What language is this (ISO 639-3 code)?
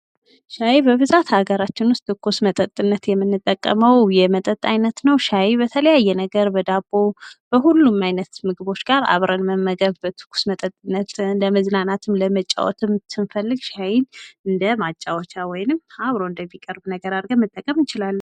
amh